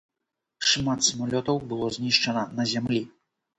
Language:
Belarusian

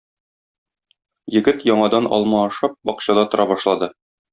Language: Tatar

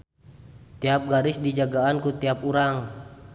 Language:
Sundanese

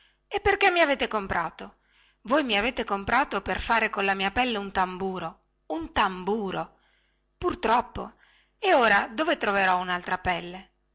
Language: Italian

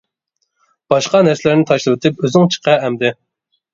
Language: Uyghur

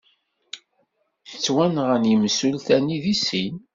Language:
Kabyle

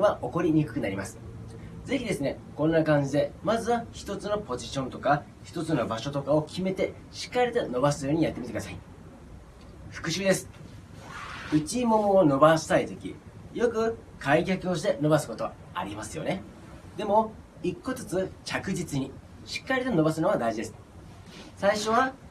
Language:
Japanese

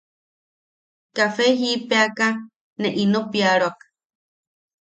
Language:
Yaqui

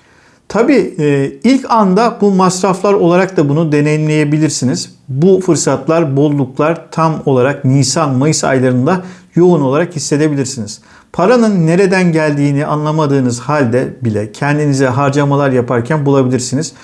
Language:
Turkish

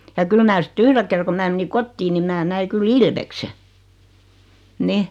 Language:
Finnish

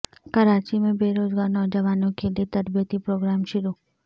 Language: Urdu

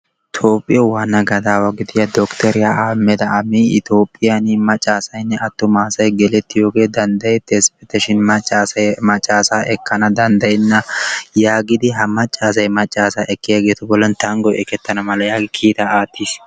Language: Wolaytta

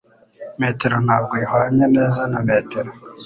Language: Kinyarwanda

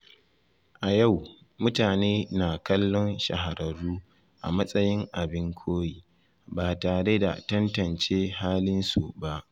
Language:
Hausa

